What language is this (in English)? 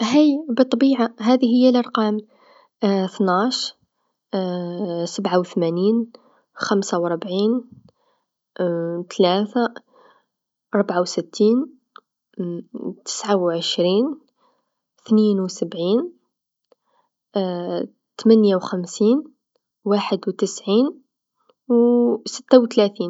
Tunisian Arabic